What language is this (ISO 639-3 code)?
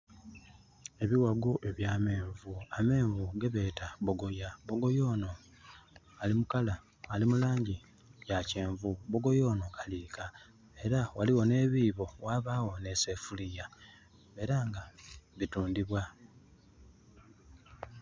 xog